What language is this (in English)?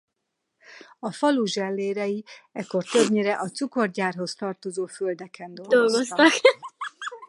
Hungarian